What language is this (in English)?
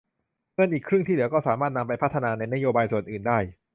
Thai